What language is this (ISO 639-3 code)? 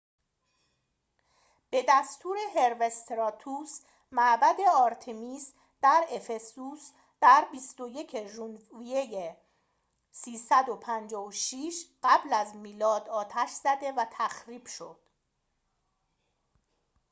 fas